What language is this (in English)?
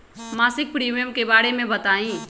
Magahi